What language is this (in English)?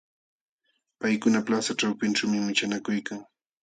Jauja Wanca Quechua